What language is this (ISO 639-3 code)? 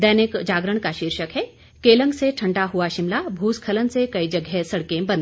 hin